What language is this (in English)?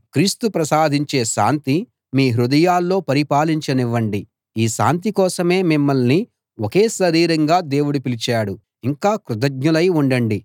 Telugu